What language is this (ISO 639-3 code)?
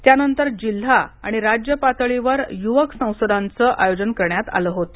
mar